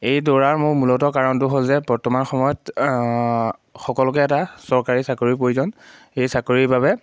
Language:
Assamese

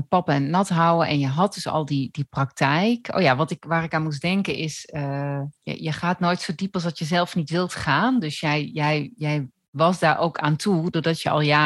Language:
Dutch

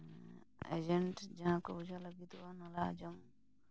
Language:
Santali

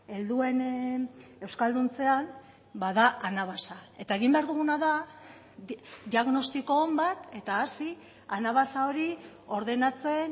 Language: Basque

